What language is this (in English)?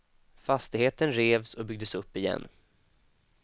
Swedish